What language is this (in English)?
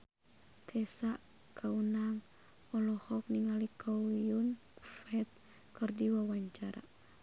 Sundanese